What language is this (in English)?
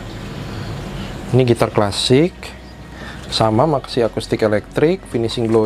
Indonesian